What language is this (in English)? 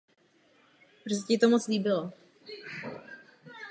Czech